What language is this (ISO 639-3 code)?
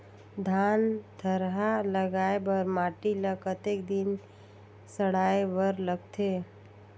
hne